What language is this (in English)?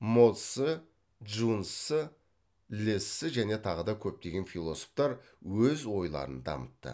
Kazakh